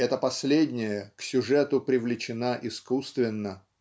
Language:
Russian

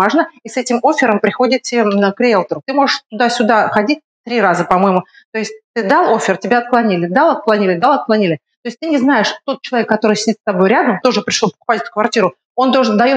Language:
Russian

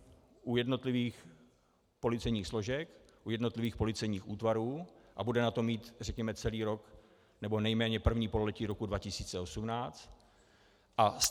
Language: Czech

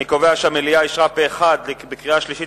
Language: Hebrew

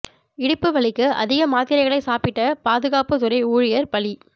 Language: Tamil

